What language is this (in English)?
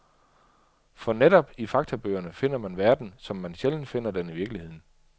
Danish